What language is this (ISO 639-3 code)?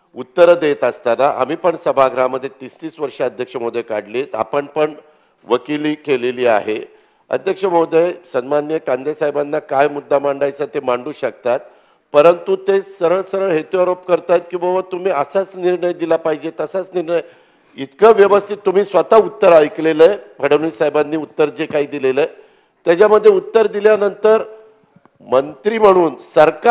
hin